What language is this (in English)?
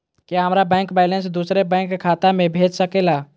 Magahi